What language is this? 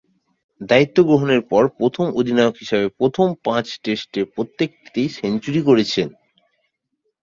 Bangla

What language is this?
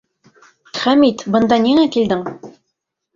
Bashkir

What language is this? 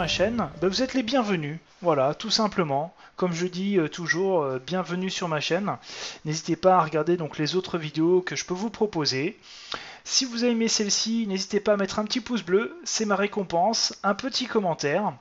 French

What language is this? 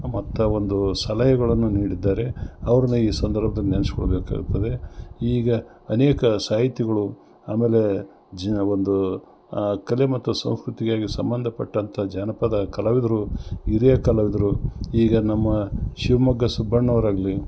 Kannada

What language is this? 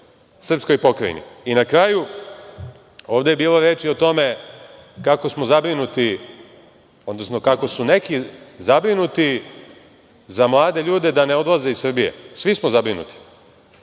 Serbian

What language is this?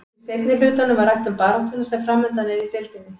Icelandic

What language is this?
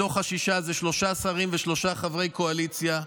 Hebrew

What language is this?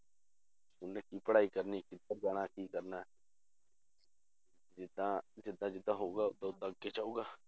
Punjabi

